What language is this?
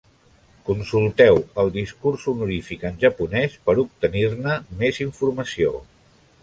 Catalan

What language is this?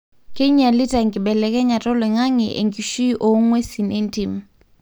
Masai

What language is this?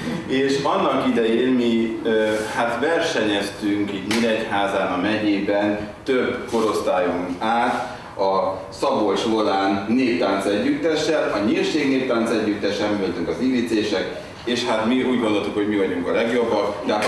Hungarian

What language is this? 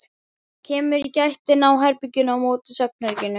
Icelandic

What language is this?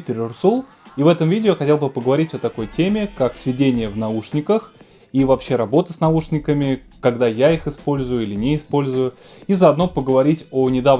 Russian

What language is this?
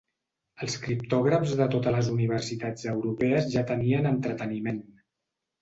Catalan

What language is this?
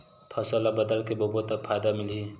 Chhattisgarhi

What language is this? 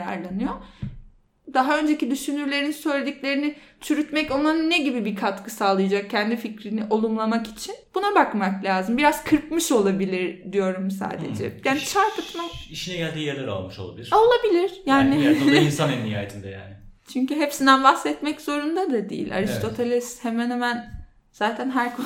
Turkish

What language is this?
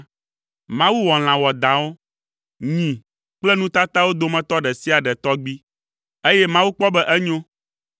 Ewe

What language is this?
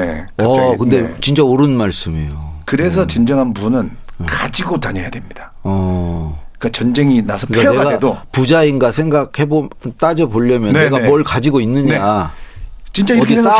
Korean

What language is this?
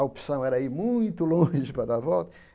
Portuguese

